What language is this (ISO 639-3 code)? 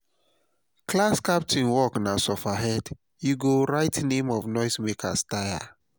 pcm